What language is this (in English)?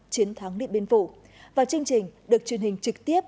Vietnamese